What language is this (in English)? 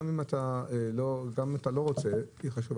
Hebrew